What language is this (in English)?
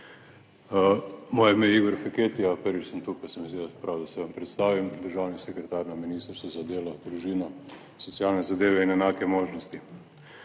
Slovenian